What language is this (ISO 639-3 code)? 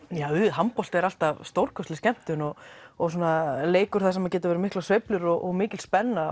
isl